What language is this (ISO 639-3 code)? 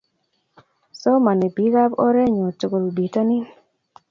kln